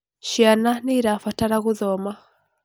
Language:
Kikuyu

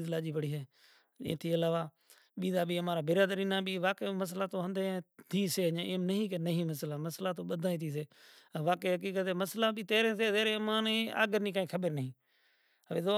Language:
Kachi Koli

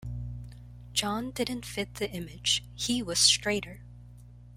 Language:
English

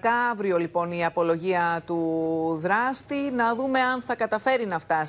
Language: Greek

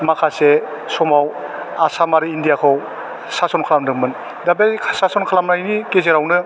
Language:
Bodo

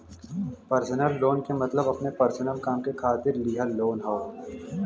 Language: Bhojpuri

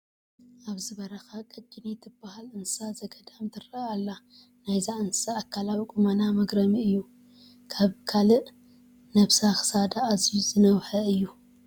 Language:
Tigrinya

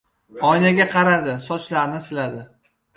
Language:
Uzbek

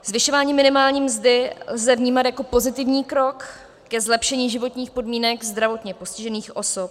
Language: Czech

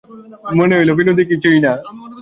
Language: Bangla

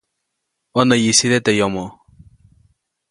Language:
Copainalá Zoque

